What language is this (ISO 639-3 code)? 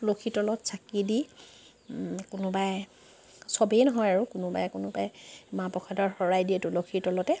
asm